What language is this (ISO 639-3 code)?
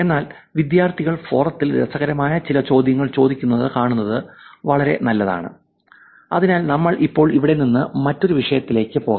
mal